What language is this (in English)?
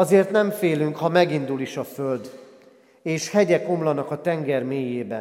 Hungarian